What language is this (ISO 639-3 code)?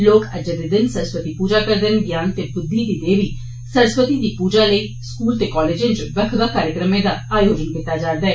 doi